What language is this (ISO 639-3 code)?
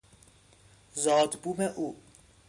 fas